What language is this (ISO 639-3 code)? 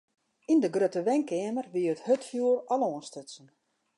fry